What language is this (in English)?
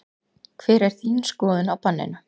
Icelandic